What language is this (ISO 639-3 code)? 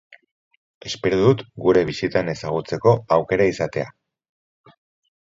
eus